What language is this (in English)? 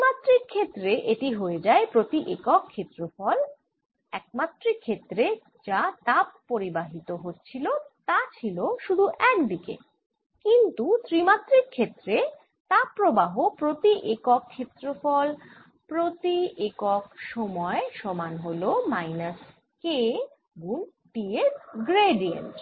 Bangla